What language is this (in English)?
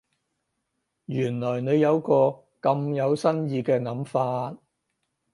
Cantonese